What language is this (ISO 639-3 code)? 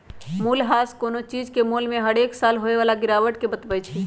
mag